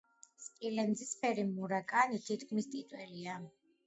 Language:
Georgian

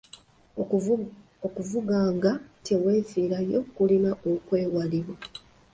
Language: Ganda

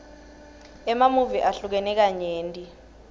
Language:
Swati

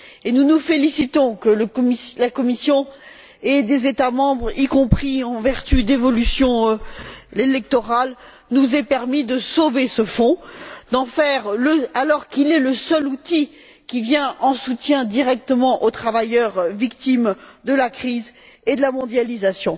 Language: French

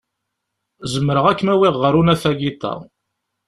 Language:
Kabyle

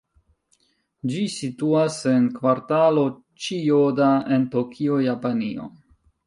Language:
Esperanto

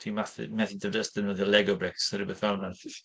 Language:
Welsh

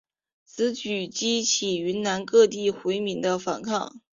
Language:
Chinese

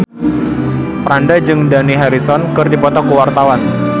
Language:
Sundanese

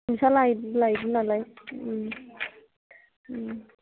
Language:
Bodo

